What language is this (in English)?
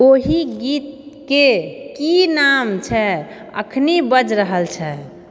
Maithili